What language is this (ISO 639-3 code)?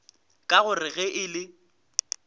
nso